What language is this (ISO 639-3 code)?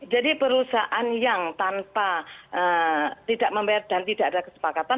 ind